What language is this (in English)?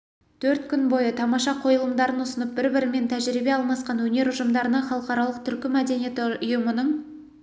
Kazakh